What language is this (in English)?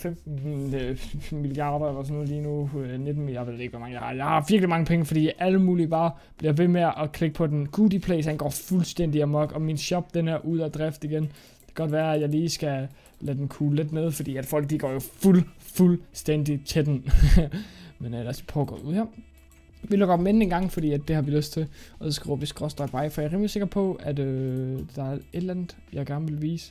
Danish